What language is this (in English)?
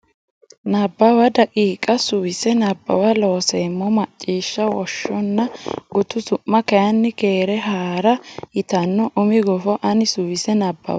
Sidamo